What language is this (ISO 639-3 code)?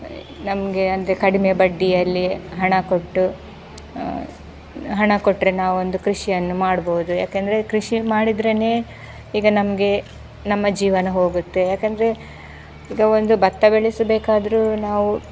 kan